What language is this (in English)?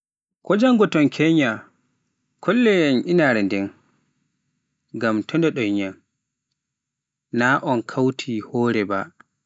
Pular